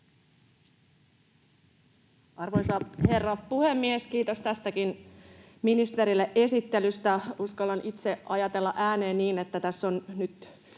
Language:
Finnish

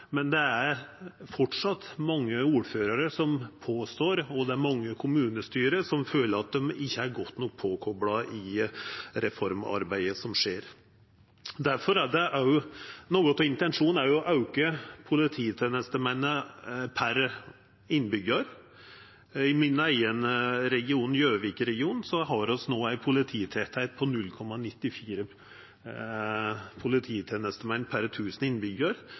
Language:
Norwegian Nynorsk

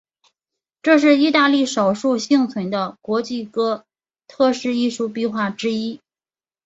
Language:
Chinese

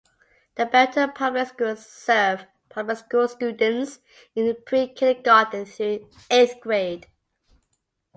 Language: English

